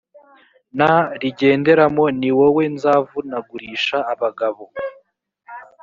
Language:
Kinyarwanda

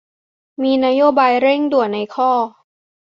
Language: Thai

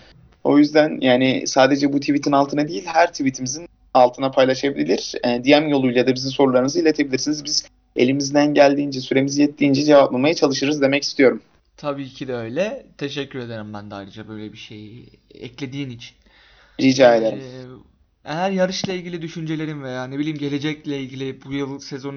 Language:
Turkish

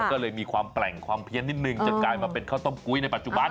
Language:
Thai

